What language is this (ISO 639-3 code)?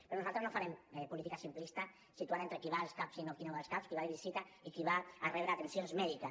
cat